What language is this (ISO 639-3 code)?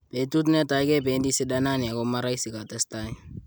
kln